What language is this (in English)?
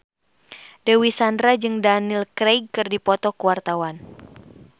Sundanese